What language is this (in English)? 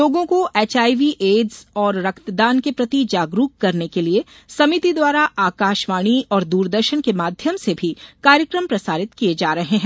Hindi